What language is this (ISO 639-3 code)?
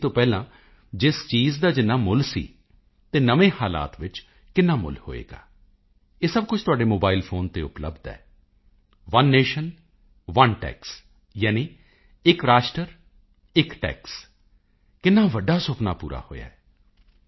pan